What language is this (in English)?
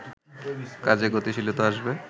Bangla